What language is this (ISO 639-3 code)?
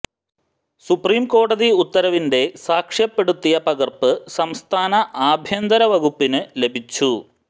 mal